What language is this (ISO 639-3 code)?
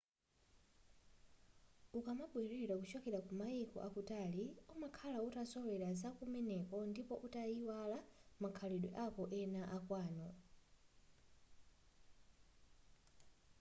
nya